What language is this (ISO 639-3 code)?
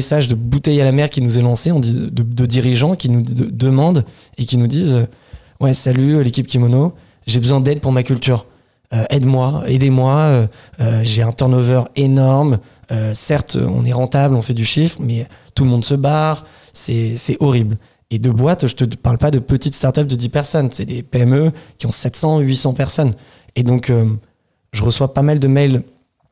fra